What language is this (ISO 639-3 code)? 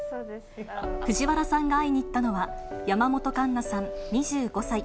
jpn